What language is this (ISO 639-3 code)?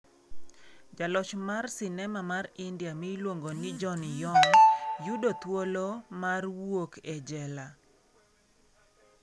luo